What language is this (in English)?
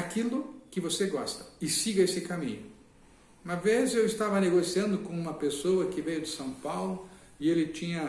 Portuguese